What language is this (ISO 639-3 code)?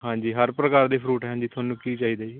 pan